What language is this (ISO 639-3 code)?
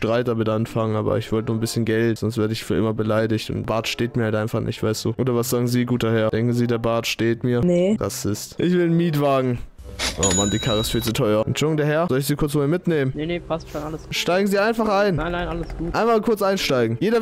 deu